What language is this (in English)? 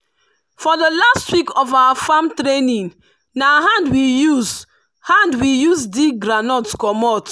Nigerian Pidgin